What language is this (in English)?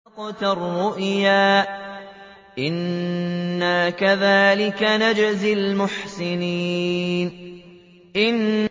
Arabic